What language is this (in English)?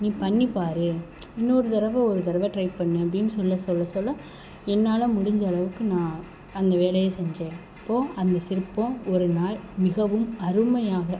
Tamil